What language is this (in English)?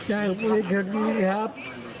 Thai